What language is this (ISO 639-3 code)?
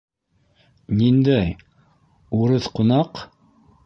bak